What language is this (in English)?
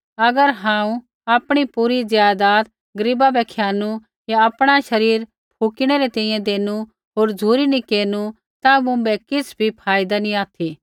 Kullu Pahari